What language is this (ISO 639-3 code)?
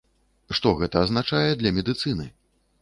bel